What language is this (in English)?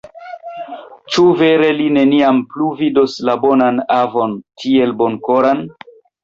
Esperanto